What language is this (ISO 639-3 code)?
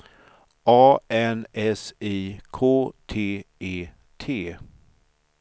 swe